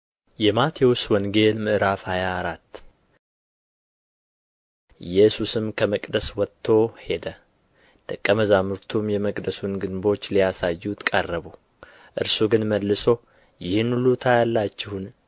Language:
Amharic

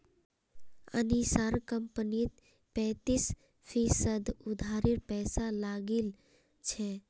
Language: Magahi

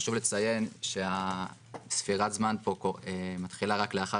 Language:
Hebrew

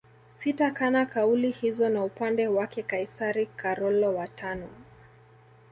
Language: Swahili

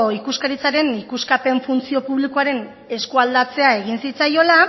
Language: Basque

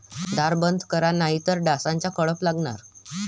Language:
Marathi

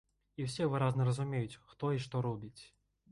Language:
Belarusian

